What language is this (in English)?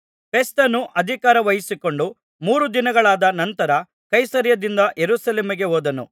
Kannada